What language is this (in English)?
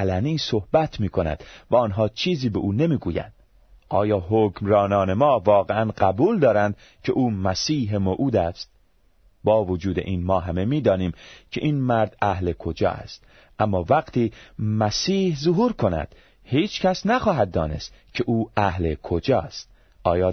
Persian